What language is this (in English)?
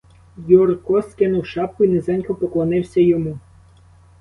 Ukrainian